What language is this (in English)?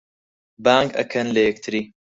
Central Kurdish